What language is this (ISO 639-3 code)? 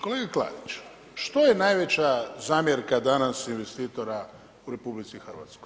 hrv